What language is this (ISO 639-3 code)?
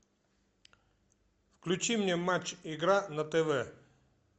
rus